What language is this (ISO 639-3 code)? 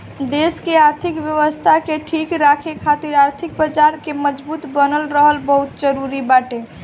bho